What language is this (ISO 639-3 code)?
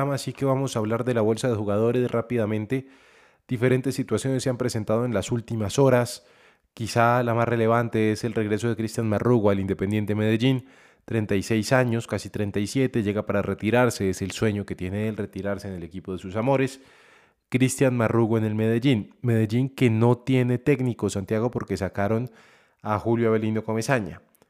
spa